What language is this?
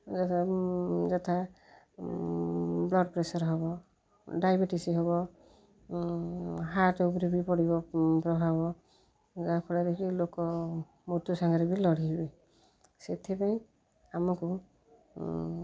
Odia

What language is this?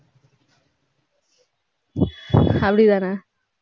Tamil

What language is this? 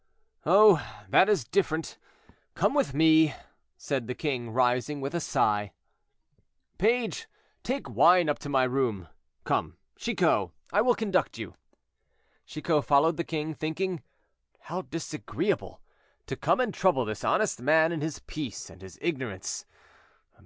English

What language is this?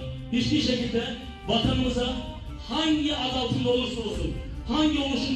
Turkish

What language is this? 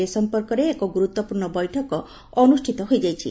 Odia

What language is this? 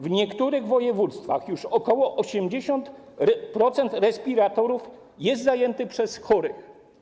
Polish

